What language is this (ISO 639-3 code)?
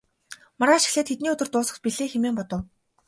mon